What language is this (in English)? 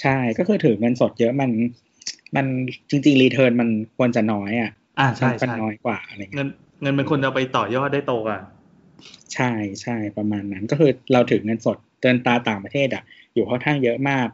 Thai